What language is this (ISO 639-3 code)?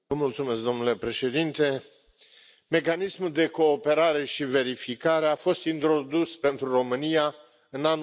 ron